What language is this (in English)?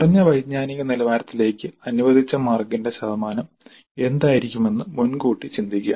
Malayalam